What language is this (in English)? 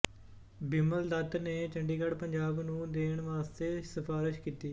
Punjabi